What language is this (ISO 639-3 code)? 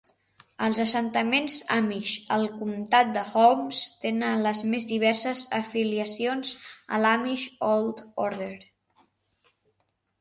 cat